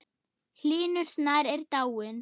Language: Icelandic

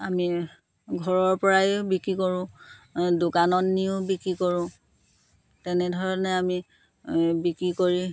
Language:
Assamese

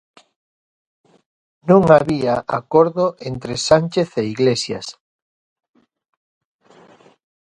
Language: Galician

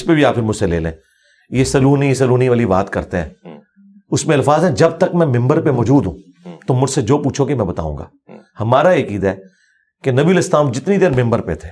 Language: Urdu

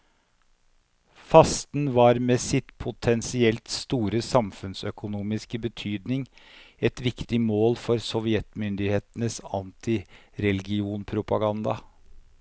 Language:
Norwegian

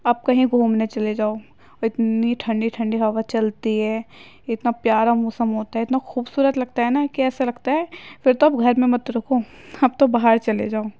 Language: Urdu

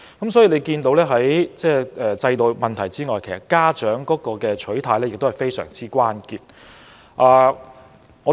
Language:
Cantonese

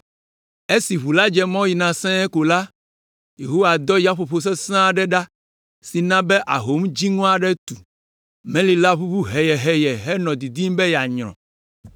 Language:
Ewe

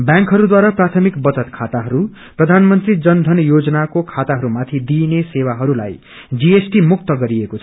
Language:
Nepali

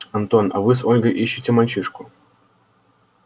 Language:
Russian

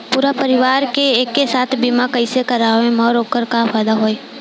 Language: Bhojpuri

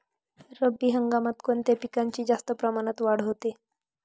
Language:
Marathi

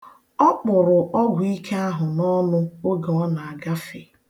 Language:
Igbo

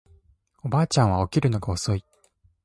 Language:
Japanese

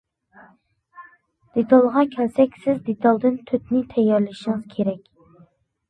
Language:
Uyghur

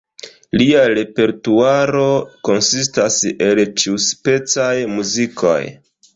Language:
Esperanto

